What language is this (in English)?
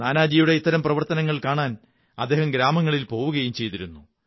Malayalam